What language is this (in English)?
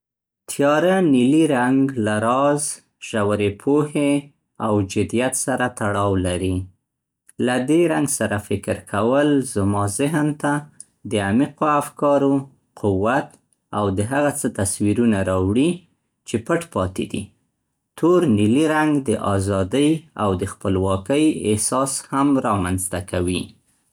Central Pashto